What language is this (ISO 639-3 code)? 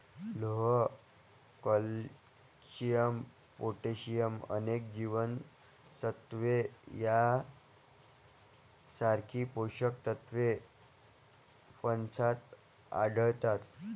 mar